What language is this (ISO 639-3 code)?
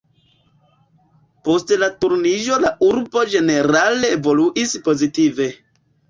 epo